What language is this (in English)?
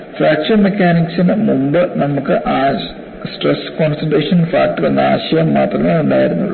Malayalam